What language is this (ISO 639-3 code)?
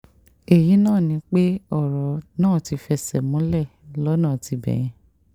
yor